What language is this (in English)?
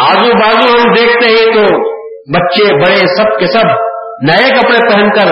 Urdu